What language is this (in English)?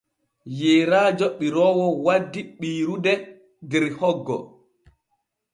Borgu Fulfulde